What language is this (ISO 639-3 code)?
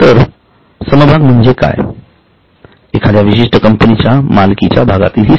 mar